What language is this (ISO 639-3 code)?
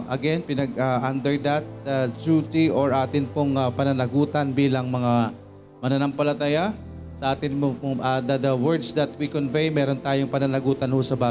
fil